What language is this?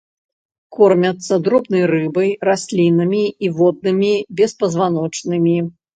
Belarusian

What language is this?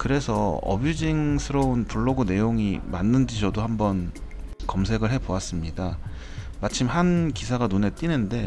Korean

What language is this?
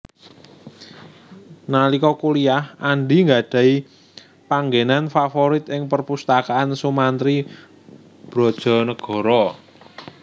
Javanese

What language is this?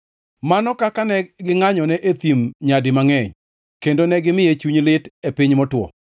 Luo (Kenya and Tanzania)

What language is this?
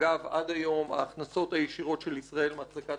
Hebrew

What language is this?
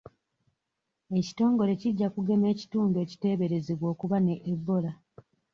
Ganda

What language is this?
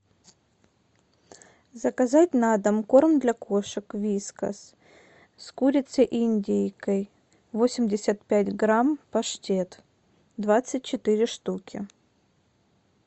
Russian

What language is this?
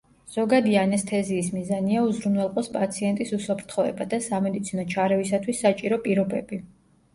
Georgian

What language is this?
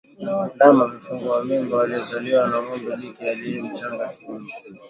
Swahili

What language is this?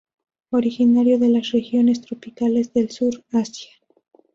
Spanish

